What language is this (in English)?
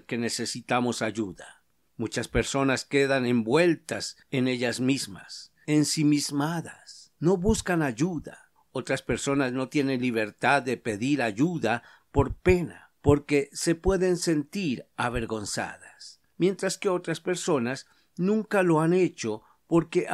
Spanish